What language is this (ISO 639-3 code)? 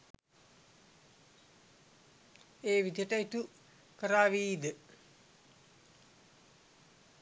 sin